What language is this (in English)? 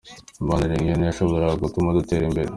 Kinyarwanda